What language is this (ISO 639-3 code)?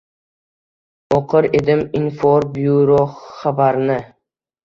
uzb